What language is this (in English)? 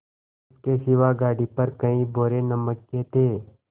Hindi